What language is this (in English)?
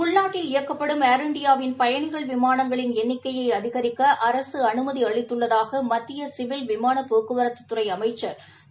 Tamil